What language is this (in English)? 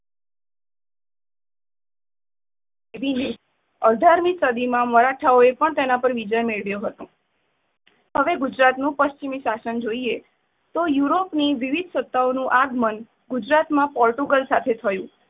Gujarati